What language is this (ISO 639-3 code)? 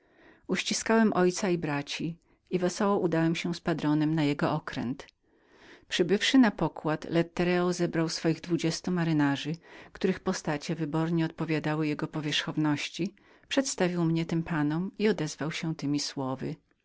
pol